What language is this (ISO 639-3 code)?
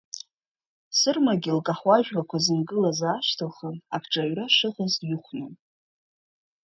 abk